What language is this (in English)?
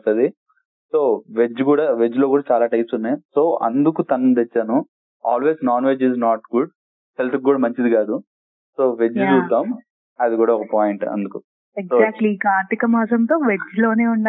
Telugu